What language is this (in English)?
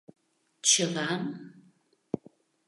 Mari